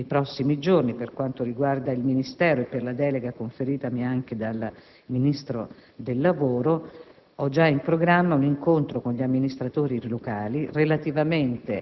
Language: Italian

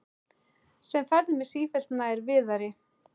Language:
Icelandic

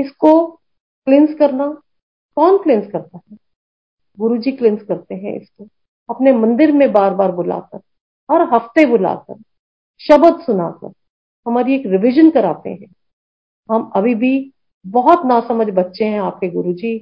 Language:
Hindi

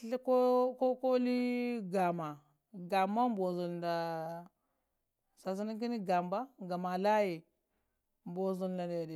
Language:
Lamang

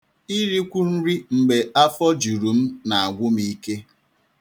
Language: Igbo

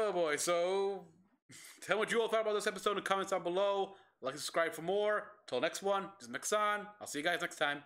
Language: English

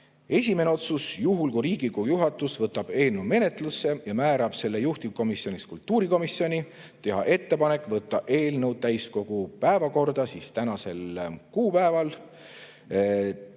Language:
Estonian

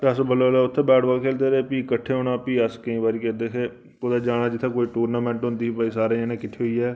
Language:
Dogri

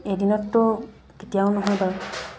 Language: Assamese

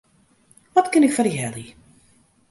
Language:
Western Frisian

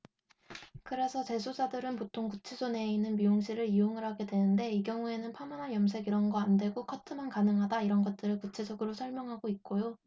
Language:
Korean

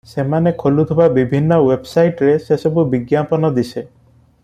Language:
Odia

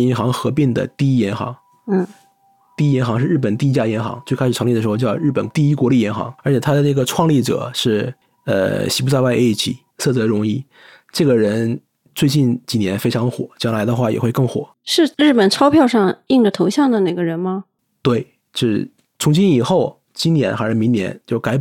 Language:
Chinese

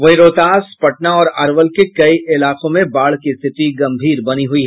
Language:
Hindi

